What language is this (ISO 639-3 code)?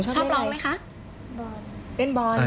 tha